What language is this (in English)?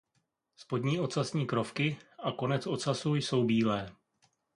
Czech